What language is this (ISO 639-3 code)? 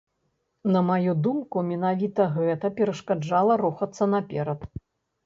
bel